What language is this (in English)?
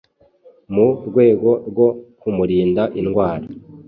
Kinyarwanda